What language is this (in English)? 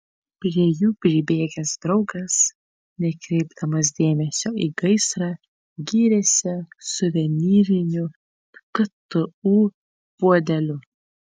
Lithuanian